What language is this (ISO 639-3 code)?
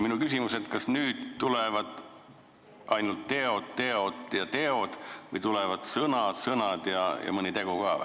est